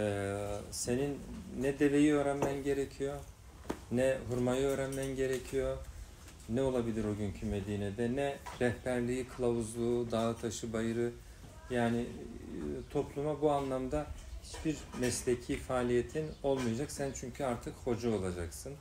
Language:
Turkish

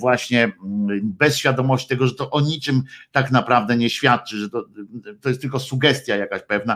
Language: Polish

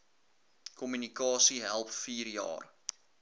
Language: Afrikaans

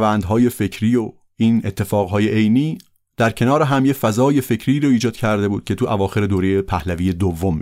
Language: Persian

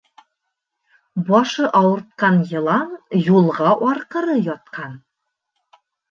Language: Bashkir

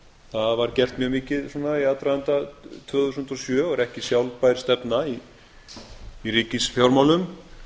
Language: Icelandic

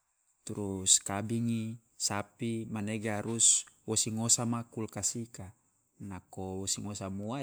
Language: Loloda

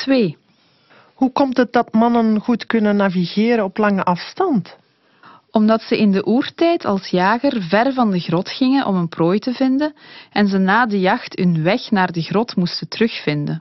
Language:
Dutch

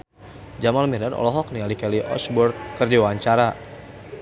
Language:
Sundanese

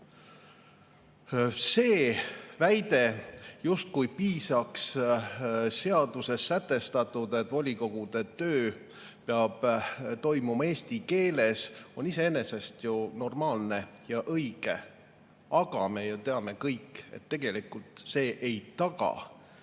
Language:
Estonian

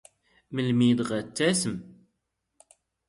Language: Standard Moroccan Tamazight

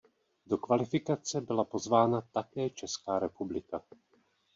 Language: Czech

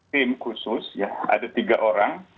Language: Indonesian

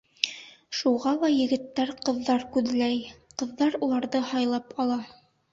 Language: Bashkir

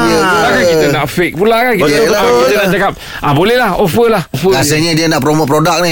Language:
Malay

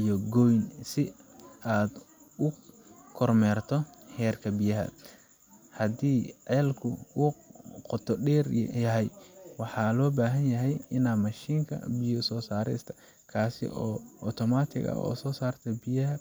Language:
Somali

